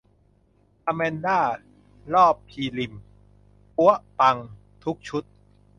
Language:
Thai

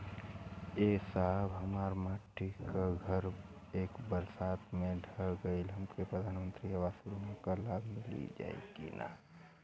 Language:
Bhojpuri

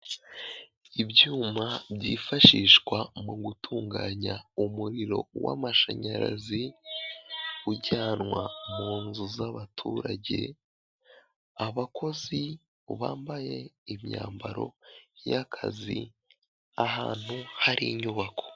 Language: Kinyarwanda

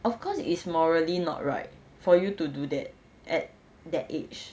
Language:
English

